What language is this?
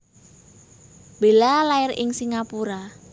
Javanese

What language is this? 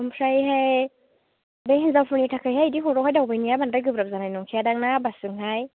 Bodo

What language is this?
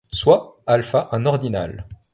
French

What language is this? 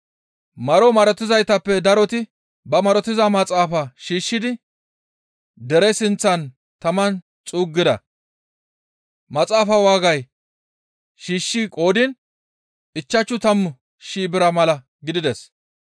Gamo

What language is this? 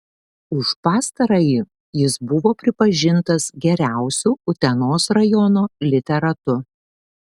Lithuanian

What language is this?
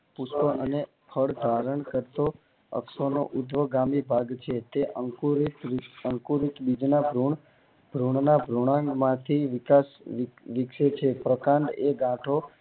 Gujarati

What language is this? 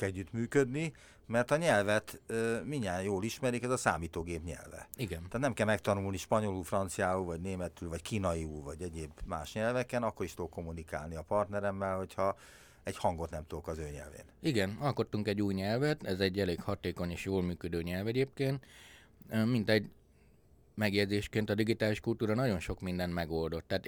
Hungarian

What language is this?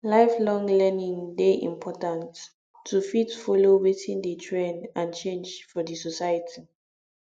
Nigerian Pidgin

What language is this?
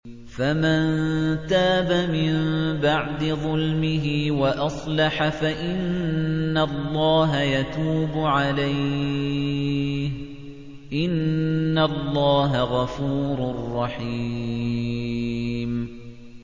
Arabic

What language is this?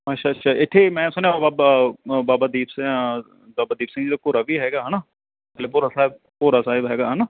Punjabi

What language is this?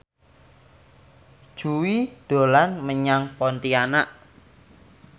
Javanese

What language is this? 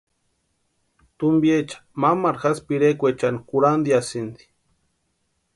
Western Highland Purepecha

